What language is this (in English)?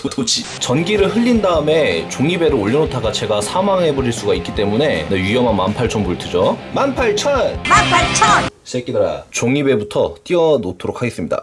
Korean